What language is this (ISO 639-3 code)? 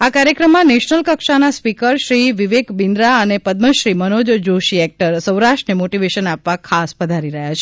guj